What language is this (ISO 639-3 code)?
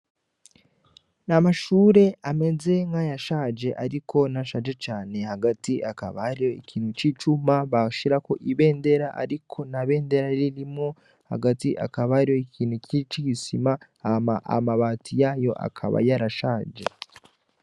run